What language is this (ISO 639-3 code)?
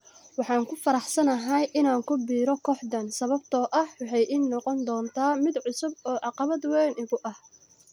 som